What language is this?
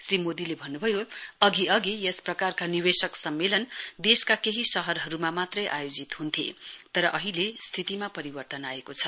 Nepali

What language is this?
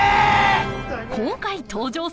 Japanese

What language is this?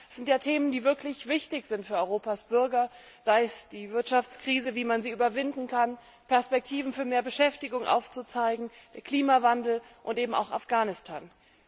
German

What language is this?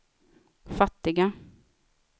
Swedish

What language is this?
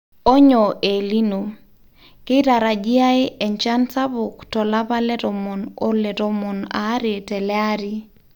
Masai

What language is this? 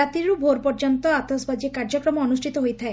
Odia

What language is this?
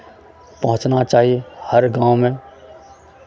Maithili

